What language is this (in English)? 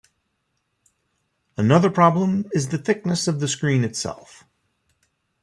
English